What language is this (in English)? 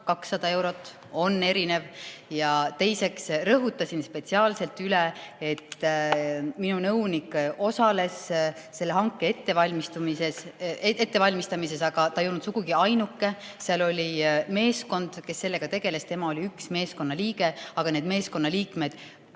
Estonian